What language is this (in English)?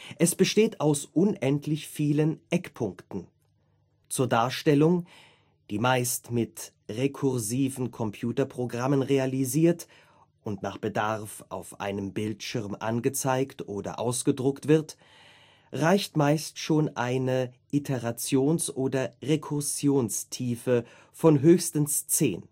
German